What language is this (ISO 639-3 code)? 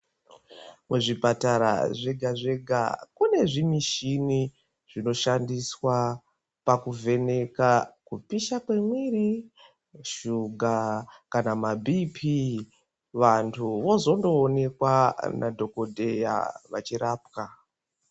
ndc